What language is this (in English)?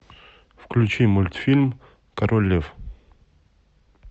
Russian